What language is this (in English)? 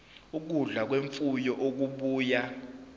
Zulu